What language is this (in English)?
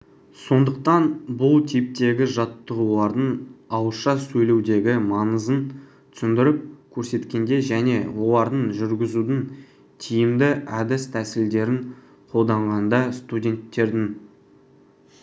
Kazakh